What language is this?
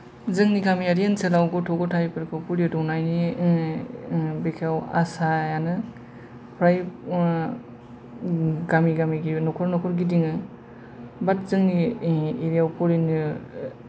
Bodo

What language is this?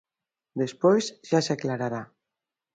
Galician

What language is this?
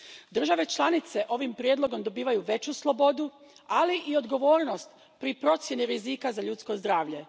Croatian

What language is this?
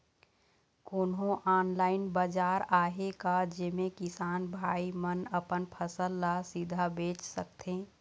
Chhattisgarhi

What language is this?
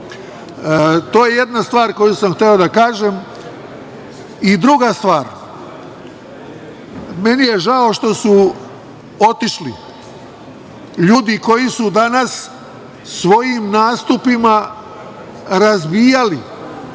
Serbian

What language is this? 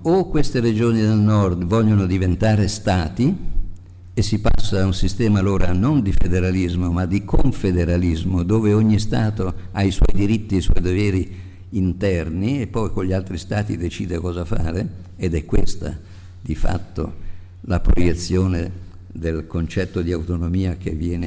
Italian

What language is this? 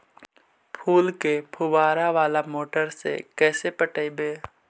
Magahi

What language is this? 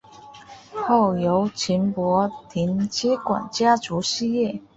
Chinese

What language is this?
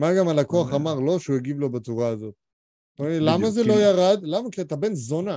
Hebrew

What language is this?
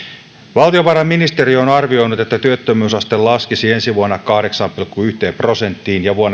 Finnish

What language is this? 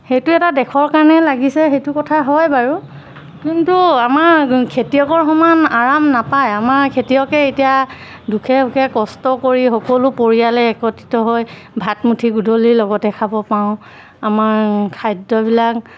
Assamese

